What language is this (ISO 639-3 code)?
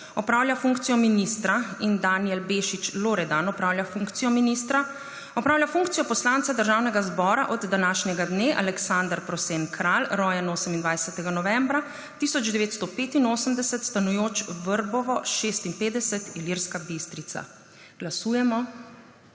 slv